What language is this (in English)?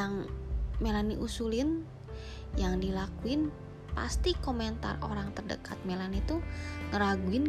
Indonesian